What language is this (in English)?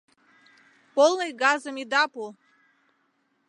Mari